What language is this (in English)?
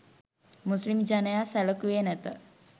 Sinhala